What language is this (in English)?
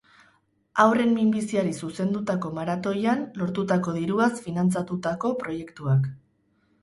Basque